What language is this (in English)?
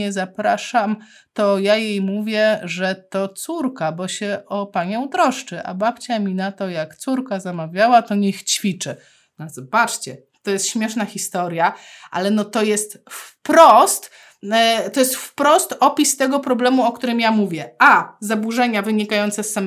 Polish